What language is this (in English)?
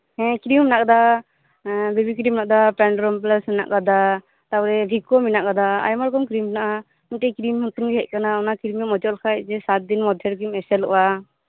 Santali